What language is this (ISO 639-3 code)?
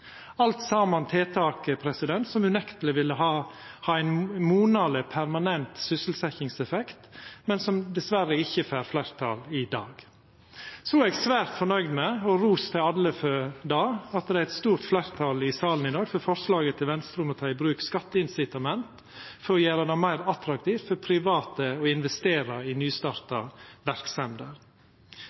nno